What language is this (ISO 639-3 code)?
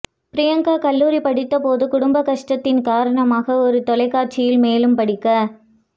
tam